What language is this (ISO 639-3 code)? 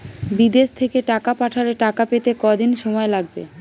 ben